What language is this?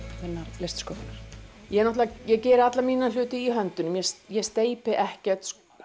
Icelandic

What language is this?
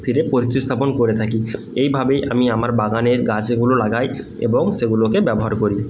Bangla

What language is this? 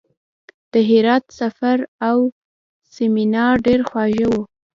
Pashto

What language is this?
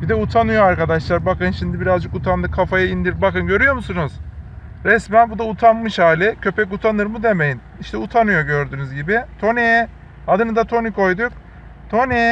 Turkish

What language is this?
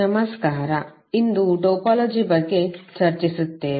Kannada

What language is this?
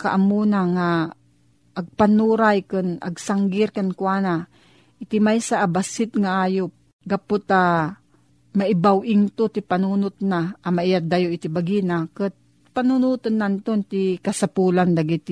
Filipino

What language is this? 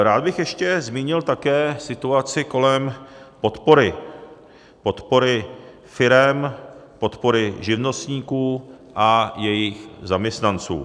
Czech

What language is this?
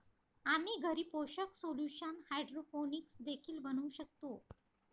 Marathi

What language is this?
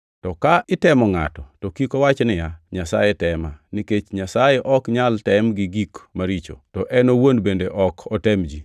Luo (Kenya and Tanzania)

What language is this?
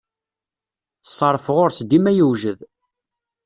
Kabyle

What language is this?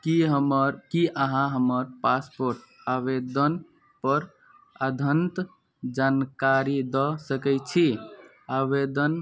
Maithili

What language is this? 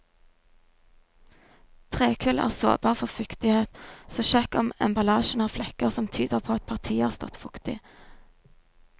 Norwegian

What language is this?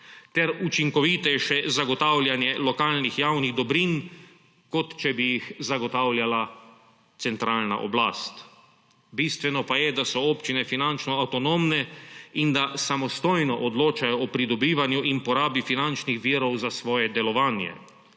Slovenian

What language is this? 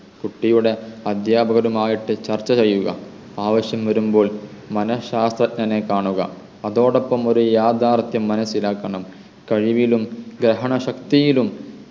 Malayalam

